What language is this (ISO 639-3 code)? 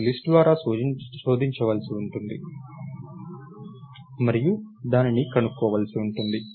tel